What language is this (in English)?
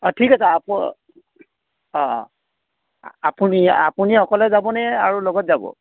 Assamese